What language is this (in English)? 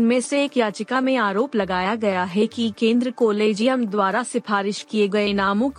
Hindi